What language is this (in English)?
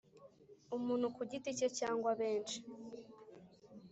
Kinyarwanda